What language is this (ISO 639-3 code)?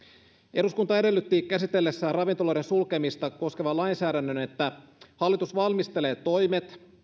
fin